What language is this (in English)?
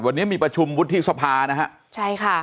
Thai